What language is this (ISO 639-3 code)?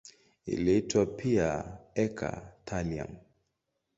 swa